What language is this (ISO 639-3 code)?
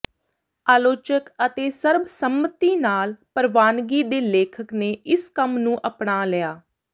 pan